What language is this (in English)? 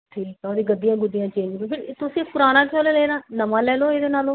Punjabi